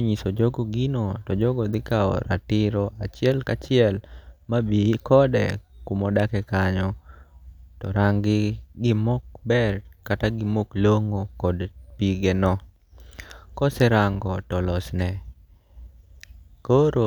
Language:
Luo (Kenya and Tanzania)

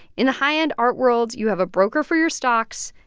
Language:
English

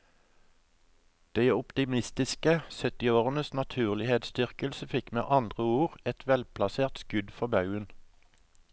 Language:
Norwegian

